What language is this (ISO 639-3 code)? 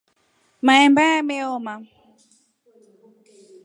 rof